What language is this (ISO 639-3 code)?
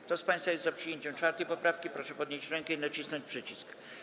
pol